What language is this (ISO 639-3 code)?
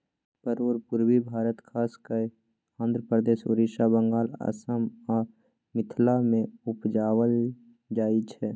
mai